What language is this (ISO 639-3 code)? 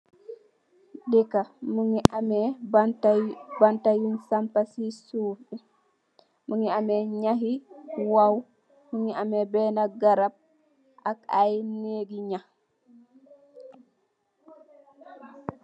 wol